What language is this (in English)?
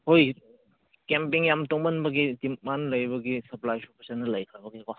Manipuri